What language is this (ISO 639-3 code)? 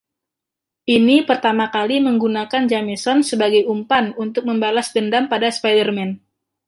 ind